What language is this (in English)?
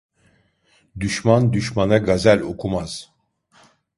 Turkish